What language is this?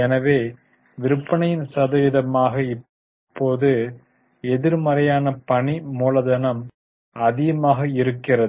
Tamil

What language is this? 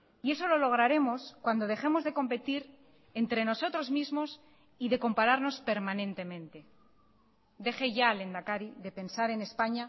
Spanish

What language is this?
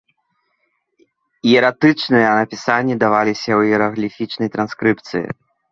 Belarusian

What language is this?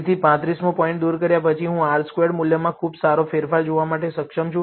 Gujarati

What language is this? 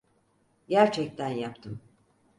Turkish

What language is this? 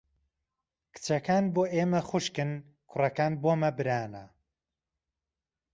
Central Kurdish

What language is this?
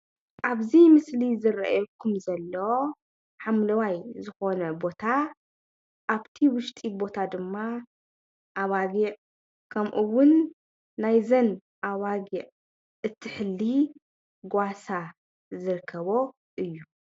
Tigrinya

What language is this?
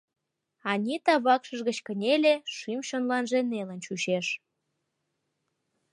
Mari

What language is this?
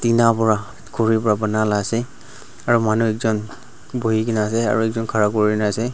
Naga Pidgin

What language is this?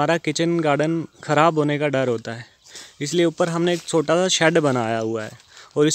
Hindi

